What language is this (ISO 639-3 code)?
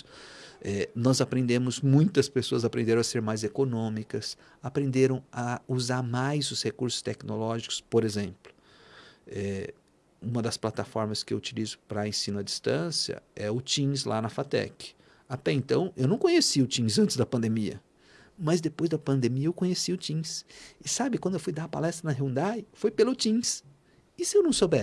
por